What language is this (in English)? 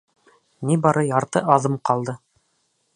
Bashkir